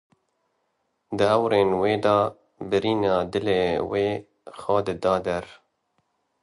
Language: Kurdish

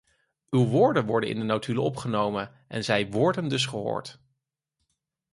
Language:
Dutch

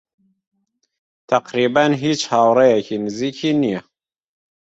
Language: Central Kurdish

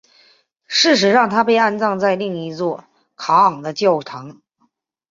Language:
Chinese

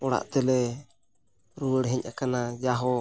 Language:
Santali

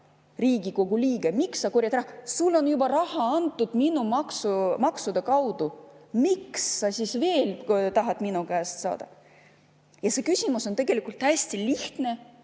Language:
Estonian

